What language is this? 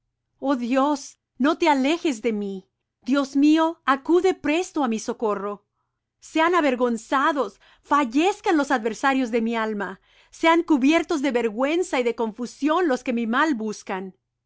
Spanish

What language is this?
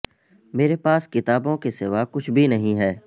Urdu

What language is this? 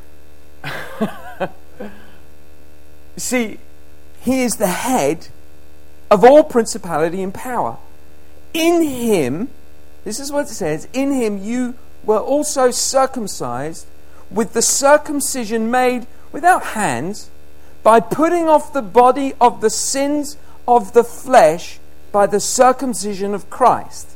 English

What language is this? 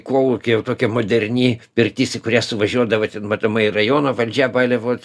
Lithuanian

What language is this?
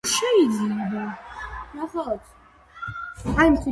Georgian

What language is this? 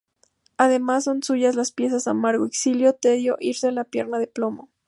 Spanish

